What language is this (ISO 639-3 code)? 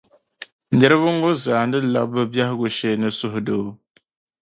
dag